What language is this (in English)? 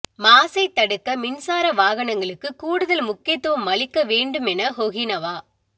Tamil